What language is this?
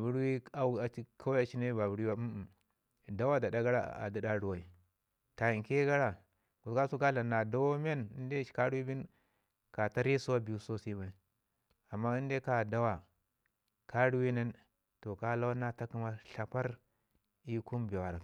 Ngizim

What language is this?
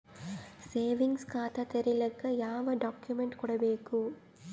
Kannada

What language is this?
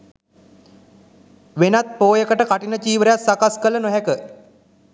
Sinhala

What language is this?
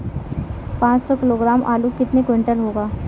Hindi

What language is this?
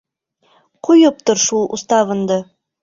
Bashkir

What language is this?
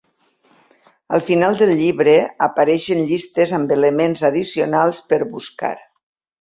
Catalan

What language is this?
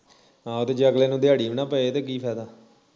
Punjabi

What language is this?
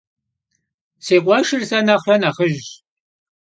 Kabardian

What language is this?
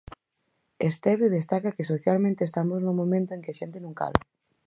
Galician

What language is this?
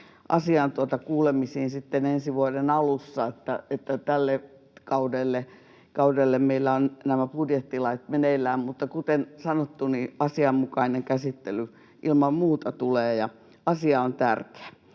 Finnish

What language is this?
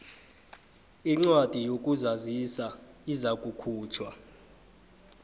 South Ndebele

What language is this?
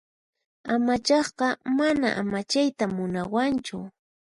Puno Quechua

